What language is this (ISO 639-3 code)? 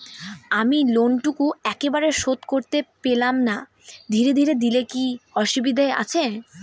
ben